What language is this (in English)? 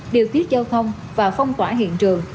Vietnamese